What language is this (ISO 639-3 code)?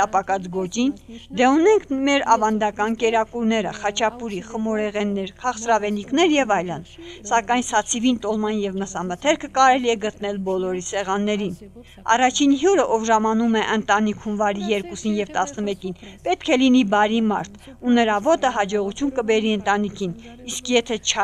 ron